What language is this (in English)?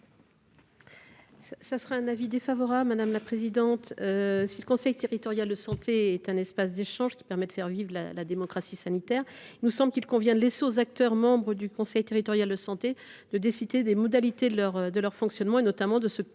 French